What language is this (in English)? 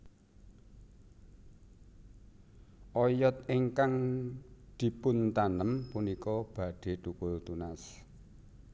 Javanese